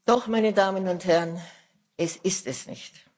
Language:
German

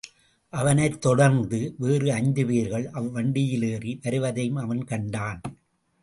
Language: Tamil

